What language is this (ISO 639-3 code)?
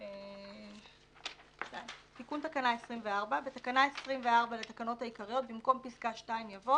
heb